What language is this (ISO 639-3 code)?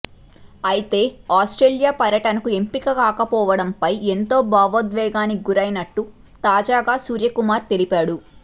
tel